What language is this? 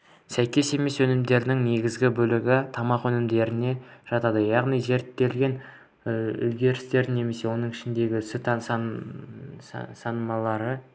Kazakh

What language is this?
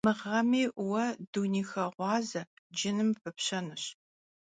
Kabardian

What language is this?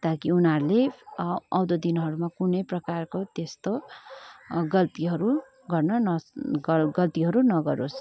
Nepali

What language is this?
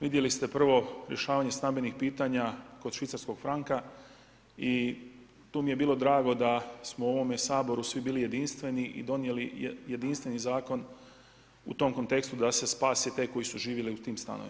Croatian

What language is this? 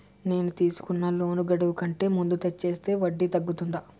Telugu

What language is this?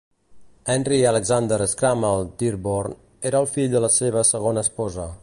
Catalan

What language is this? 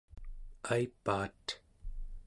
Central Yupik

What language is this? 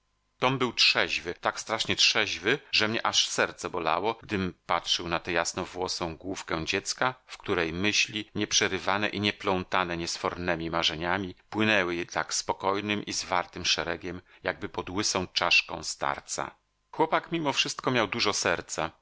Polish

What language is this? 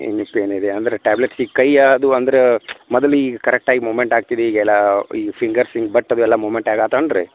Kannada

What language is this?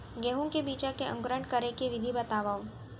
Chhattisgarhi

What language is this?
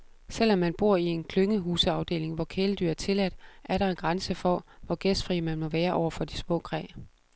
Danish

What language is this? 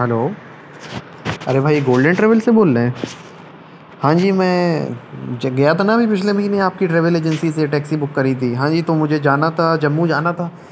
Urdu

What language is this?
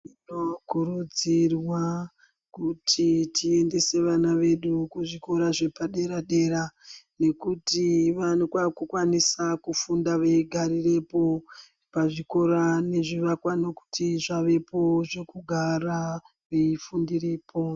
Ndau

